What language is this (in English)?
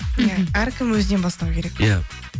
Kazakh